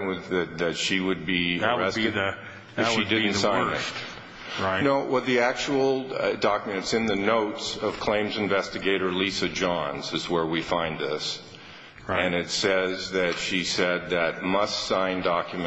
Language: English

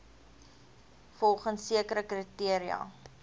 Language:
Afrikaans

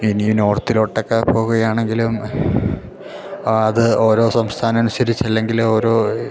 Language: Malayalam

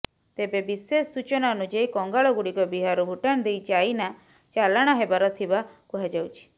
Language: Odia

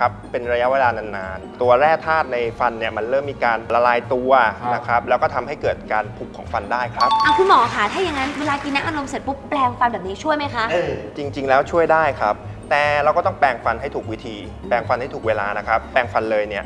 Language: Thai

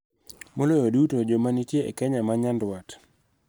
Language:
Luo (Kenya and Tanzania)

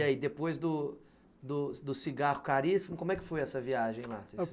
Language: Portuguese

